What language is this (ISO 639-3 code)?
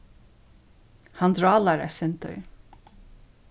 fao